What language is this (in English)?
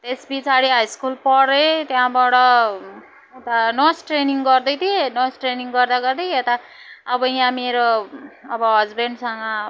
Nepali